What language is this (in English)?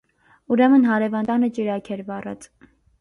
Armenian